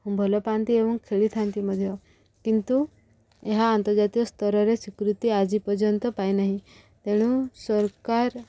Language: Odia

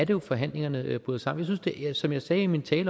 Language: Danish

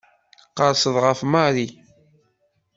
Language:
Kabyle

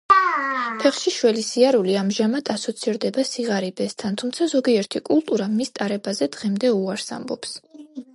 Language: Georgian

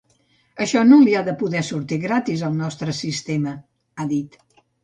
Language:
Catalan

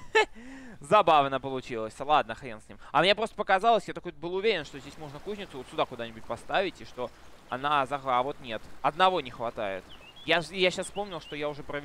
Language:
Russian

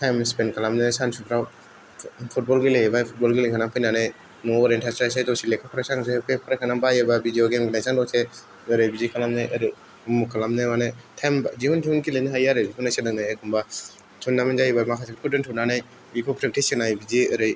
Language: Bodo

